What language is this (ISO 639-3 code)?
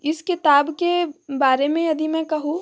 hin